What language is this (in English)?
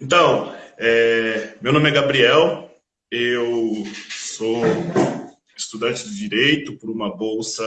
Portuguese